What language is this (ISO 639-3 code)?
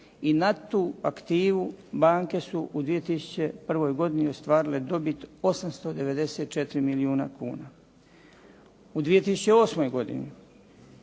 hrv